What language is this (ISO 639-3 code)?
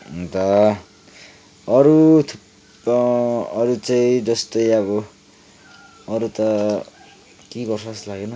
nep